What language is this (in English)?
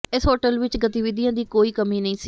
Punjabi